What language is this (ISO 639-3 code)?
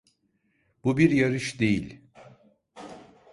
tur